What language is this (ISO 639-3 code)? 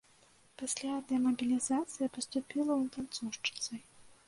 bel